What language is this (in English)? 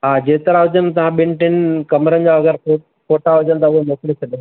Sindhi